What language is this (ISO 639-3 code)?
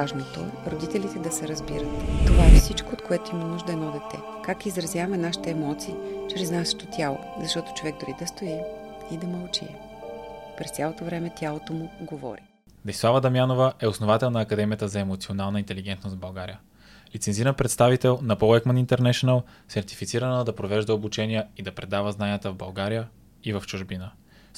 bul